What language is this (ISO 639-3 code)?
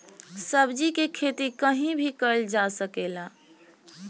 bho